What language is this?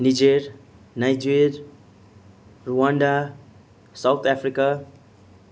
Nepali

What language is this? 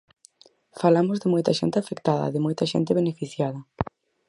Galician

